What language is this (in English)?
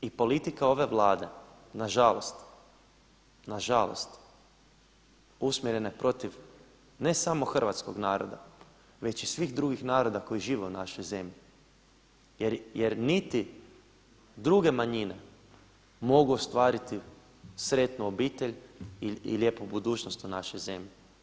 Croatian